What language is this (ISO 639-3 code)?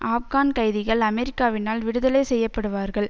tam